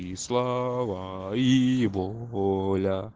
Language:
Russian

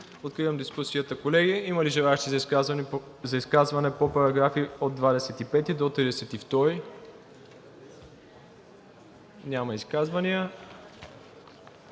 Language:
Bulgarian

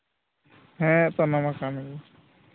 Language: Santali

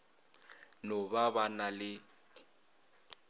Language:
Northern Sotho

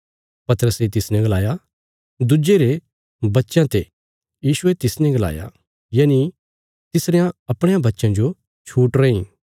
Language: Bilaspuri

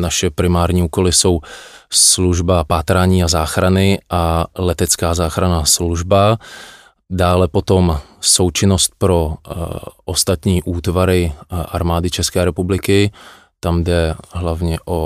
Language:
Czech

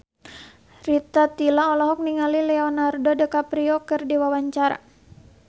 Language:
Sundanese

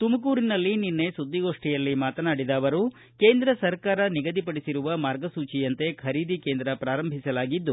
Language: Kannada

